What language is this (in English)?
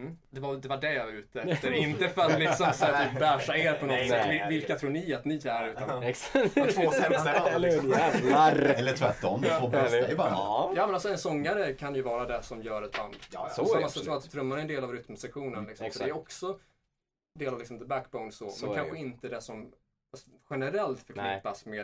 Swedish